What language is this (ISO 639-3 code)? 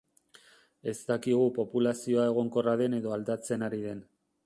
eus